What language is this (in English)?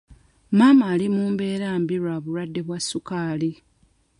Ganda